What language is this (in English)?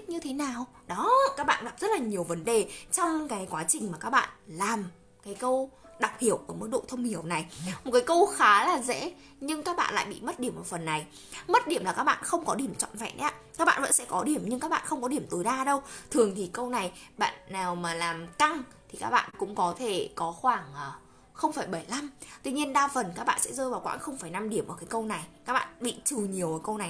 Vietnamese